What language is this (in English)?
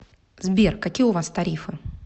Russian